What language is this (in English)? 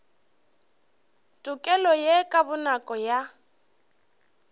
Northern Sotho